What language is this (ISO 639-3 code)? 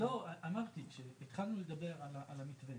heb